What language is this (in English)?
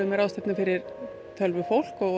Icelandic